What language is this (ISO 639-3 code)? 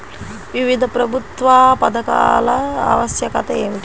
tel